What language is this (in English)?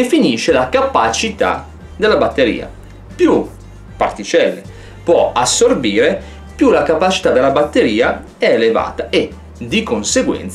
Italian